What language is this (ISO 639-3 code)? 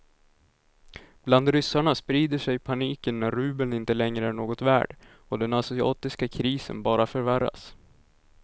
swe